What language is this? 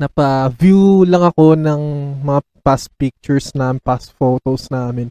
Filipino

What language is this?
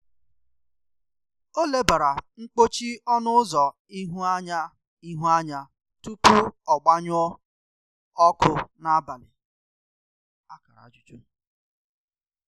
Igbo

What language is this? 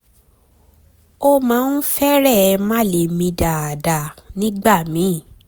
Yoruba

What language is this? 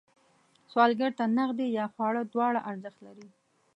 Pashto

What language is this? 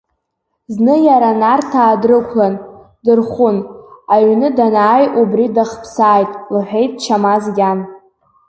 Abkhazian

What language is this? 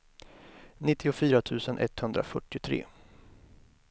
Swedish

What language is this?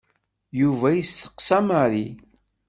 Kabyle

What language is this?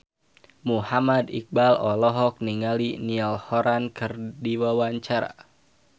Sundanese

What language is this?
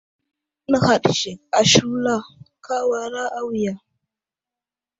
Wuzlam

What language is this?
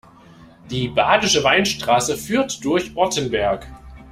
German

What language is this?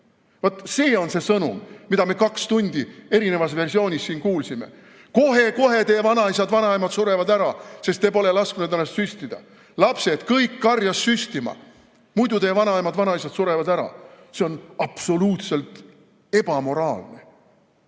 Estonian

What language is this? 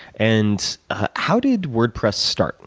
English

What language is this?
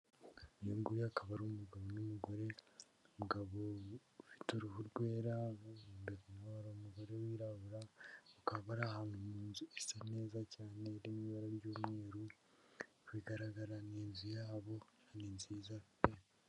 Kinyarwanda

